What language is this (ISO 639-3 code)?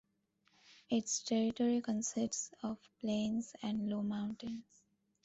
eng